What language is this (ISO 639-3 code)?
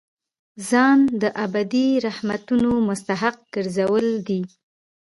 pus